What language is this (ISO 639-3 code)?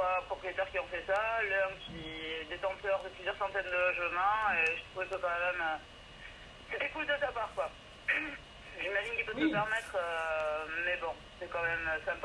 fra